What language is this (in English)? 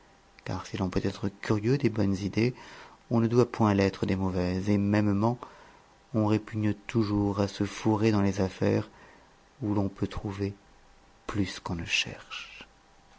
French